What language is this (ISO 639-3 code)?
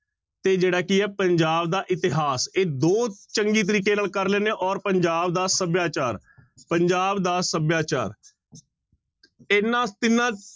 pan